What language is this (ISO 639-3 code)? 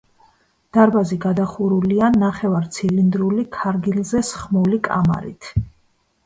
kat